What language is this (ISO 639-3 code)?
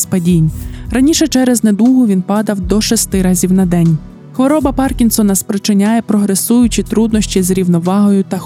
ukr